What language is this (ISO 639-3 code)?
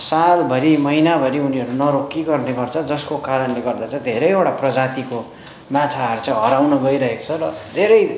nep